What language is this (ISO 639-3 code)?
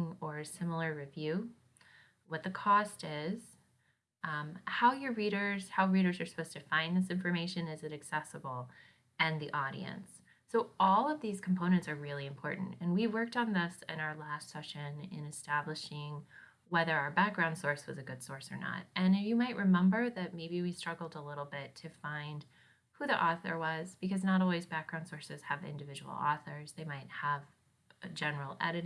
eng